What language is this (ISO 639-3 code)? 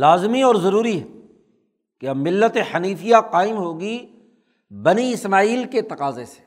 urd